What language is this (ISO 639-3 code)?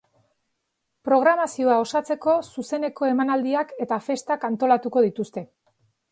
eus